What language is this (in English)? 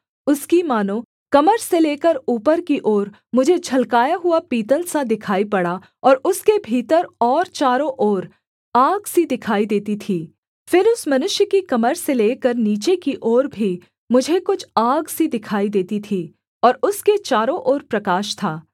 Hindi